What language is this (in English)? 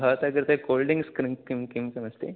Sanskrit